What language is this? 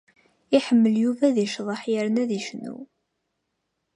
Kabyle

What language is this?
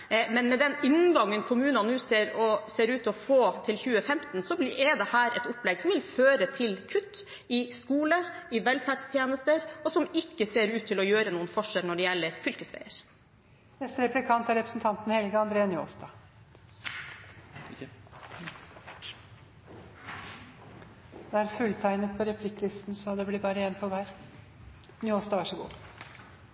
Norwegian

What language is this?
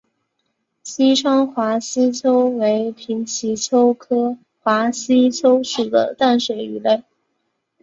Chinese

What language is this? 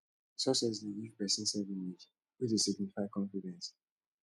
Nigerian Pidgin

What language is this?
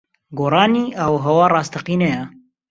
Central Kurdish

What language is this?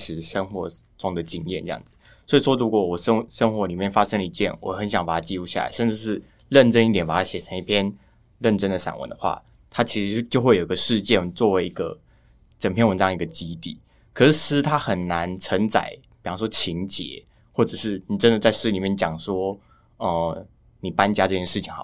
Chinese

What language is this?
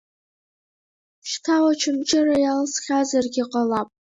Abkhazian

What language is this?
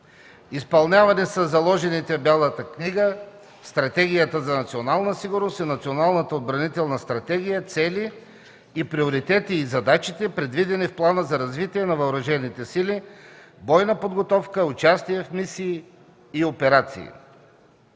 Bulgarian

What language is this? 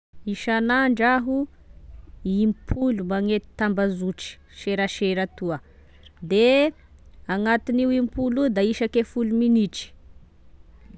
Tesaka Malagasy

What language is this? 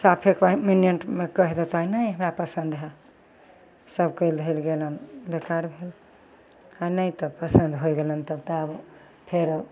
Maithili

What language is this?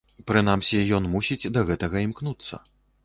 Belarusian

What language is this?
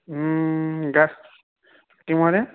Sanskrit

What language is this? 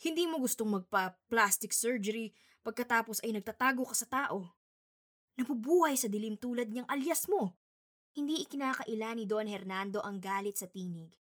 Filipino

